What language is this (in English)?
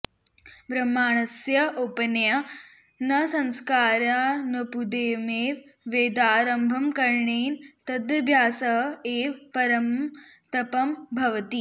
Sanskrit